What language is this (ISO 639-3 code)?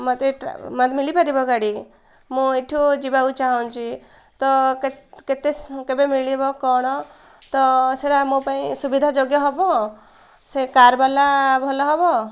ori